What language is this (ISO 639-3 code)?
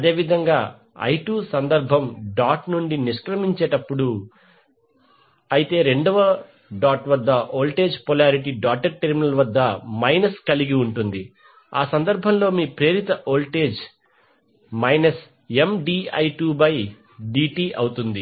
tel